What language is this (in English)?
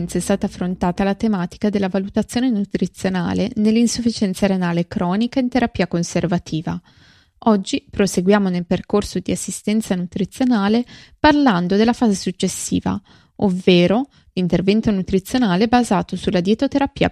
Italian